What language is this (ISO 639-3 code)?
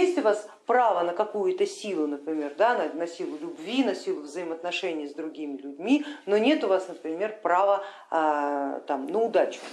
rus